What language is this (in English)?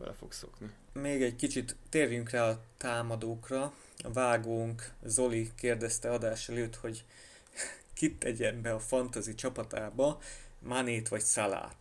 Hungarian